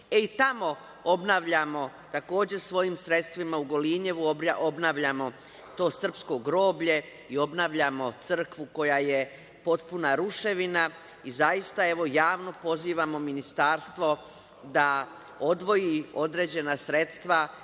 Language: Serbian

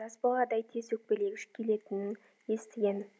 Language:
Kazakh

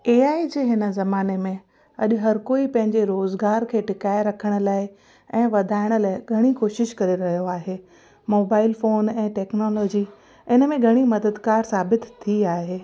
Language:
Sindhi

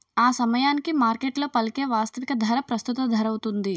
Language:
Telugu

